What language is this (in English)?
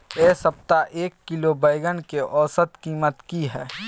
Maithili